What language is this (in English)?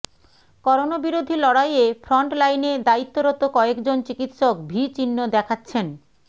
Bangla